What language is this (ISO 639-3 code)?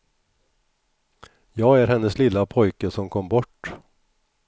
swe